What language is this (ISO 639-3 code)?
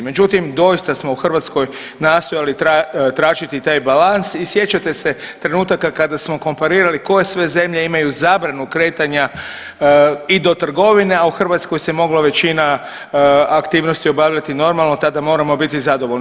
hrv